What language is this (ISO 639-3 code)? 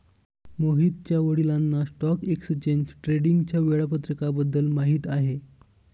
mar